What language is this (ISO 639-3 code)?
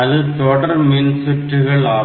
tam